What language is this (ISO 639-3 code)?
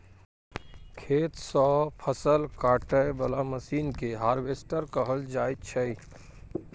mai